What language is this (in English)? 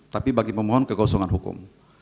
Indonesian